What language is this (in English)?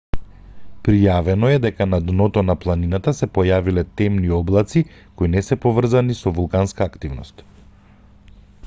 Macedonian